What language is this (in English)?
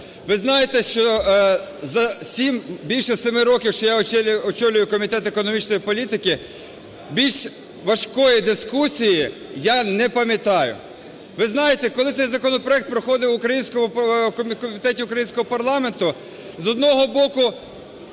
Ukrainian